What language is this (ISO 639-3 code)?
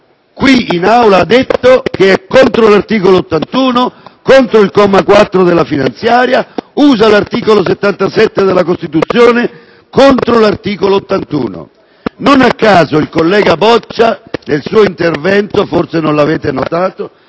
ita